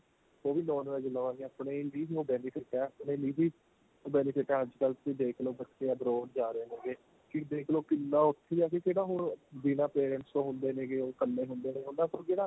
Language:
Punjabi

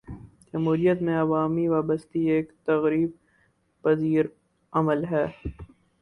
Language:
Urdu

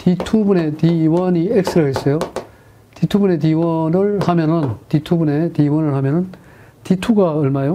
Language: Korean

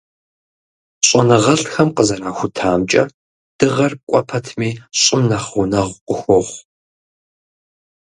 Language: Kabardian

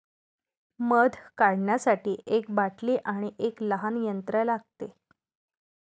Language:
Marathi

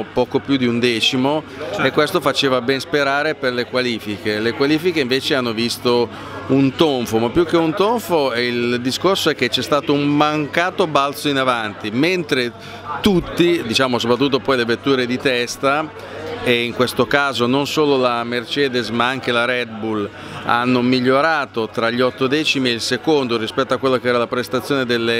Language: Italian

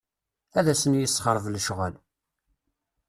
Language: Kabyle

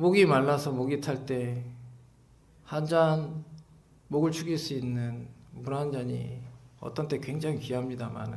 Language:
Korean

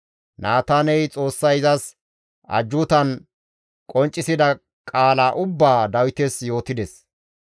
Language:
Gamo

